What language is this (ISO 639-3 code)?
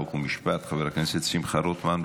heb